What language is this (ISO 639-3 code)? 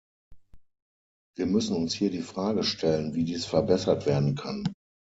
deu